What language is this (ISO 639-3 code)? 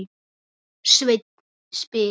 isl